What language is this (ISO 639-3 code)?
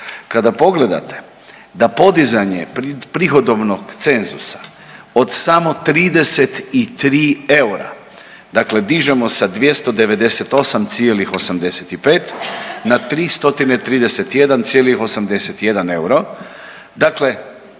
hrv